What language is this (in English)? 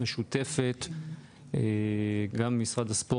Hebrew